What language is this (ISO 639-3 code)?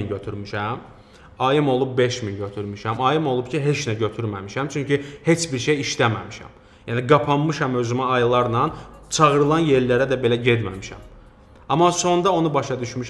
tur